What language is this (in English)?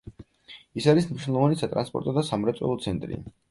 Georgian